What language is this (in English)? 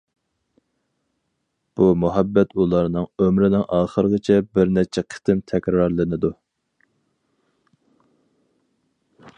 Uyghur